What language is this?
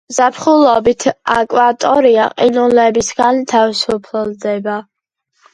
Georgian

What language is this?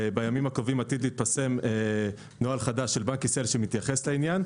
Hebrew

